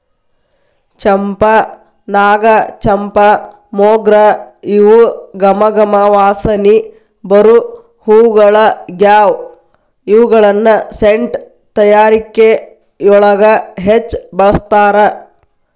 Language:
Kannada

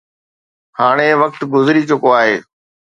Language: Sindhi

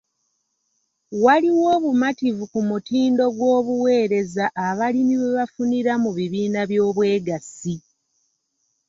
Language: Ganda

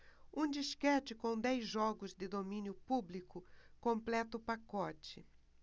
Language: Portuguese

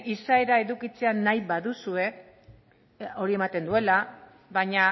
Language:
Basque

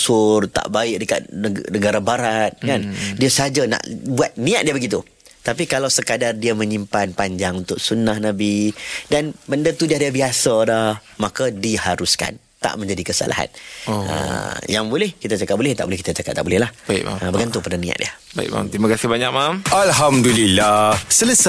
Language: Malay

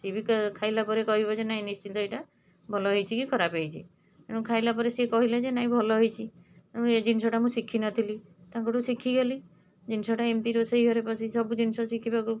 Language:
Odia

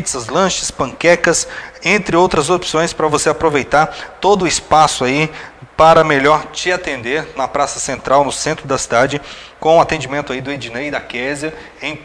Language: Portuguese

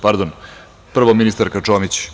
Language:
Serbian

